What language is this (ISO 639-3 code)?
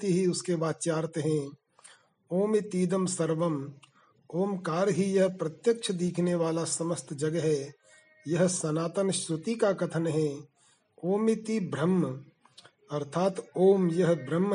hin